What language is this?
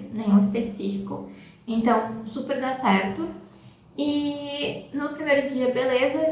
Portuguese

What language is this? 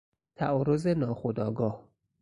Persian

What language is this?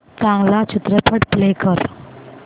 Marathi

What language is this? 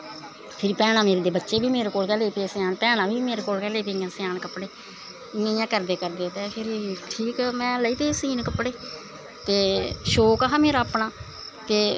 Dogri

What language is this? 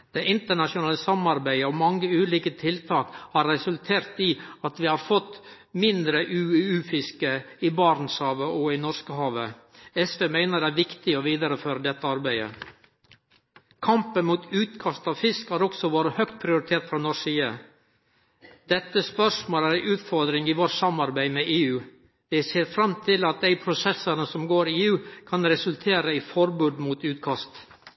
Norwegian Nynorsk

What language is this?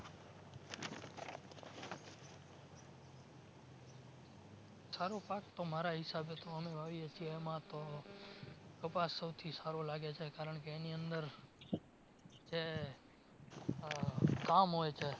Gujarati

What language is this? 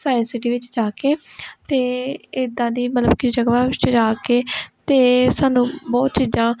Punjabi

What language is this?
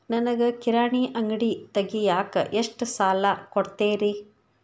Kannada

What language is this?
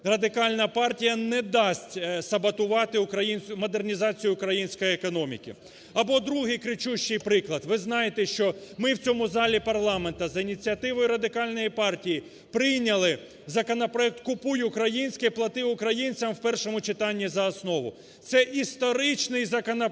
Ukrainian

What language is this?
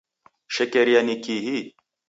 Taita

